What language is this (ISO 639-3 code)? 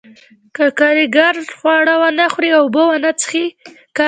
pus